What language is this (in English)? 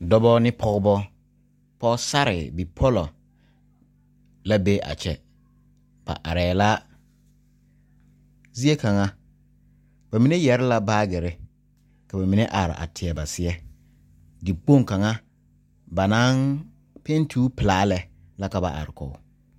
Southern Dagaare